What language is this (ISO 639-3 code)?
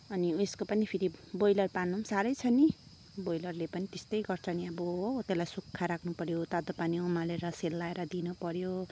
nep